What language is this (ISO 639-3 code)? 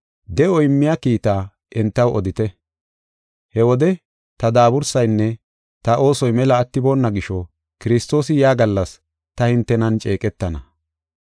gof